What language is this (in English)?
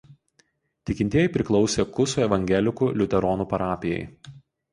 Lithuanian